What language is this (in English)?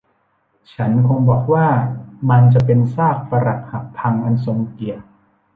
Thai